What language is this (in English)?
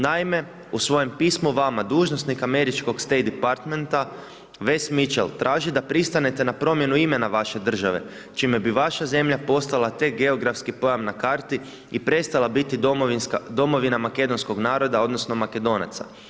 Croatian